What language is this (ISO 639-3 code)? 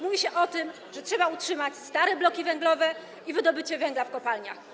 pol